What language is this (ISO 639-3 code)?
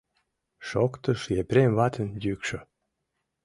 chm